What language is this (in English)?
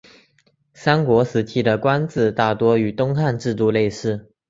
Chinese